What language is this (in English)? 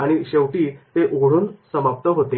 Marathi